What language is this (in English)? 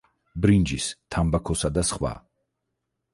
Georgian